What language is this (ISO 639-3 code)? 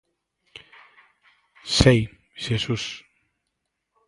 glg